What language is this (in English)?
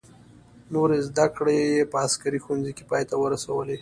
Pashto